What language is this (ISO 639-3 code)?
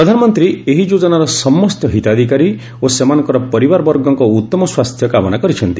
ori